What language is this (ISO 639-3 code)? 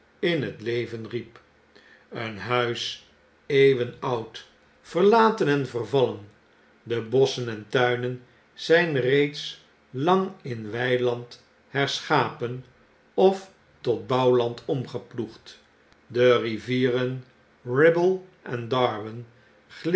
nld